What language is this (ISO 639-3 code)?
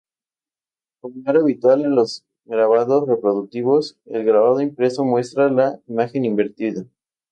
spa